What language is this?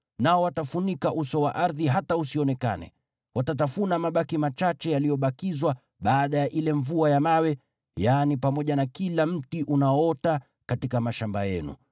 Swahili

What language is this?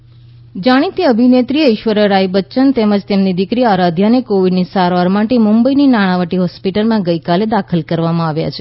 Gujarati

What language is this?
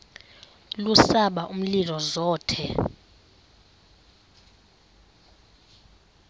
Xhosa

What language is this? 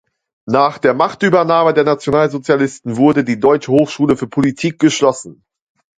German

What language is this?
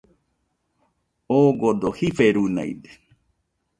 Nüpode Huitoto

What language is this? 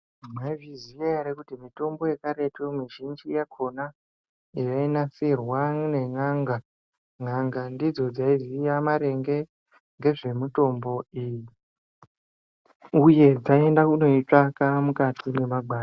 Ndau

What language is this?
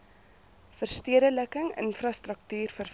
Afrikaans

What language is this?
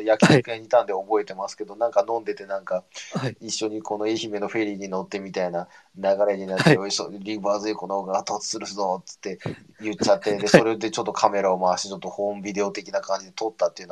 Japanese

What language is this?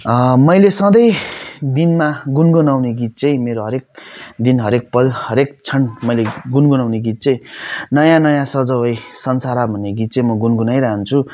Nepali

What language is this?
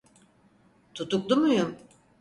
Turkish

